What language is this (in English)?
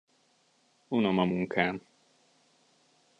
Hungarian